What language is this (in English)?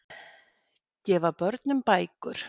Icelandic